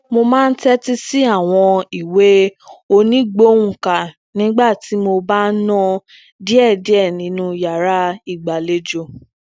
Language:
Yoruba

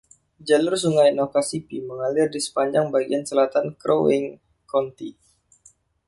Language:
Indonesian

